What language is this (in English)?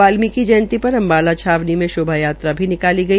Hindi